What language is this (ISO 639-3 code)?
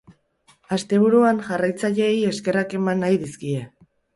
eus